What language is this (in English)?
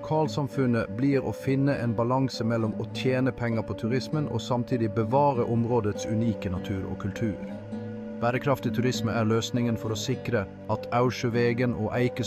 Norwegian